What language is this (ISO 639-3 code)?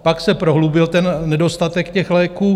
ces